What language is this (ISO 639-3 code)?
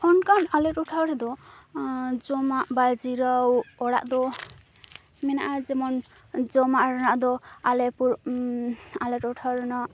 sat